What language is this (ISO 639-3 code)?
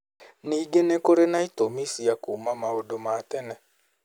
kik